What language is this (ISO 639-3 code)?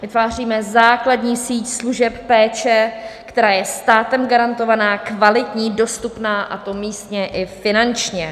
ces